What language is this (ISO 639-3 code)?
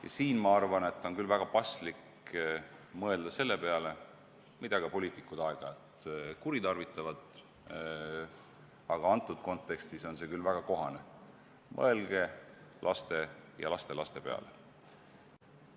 est